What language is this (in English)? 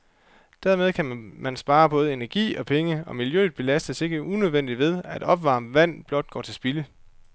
Danish